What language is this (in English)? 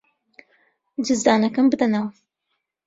Central Kurdish